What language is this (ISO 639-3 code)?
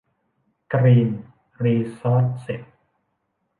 tha